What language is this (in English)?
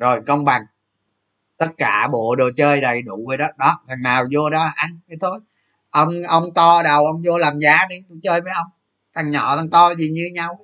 Vietnamese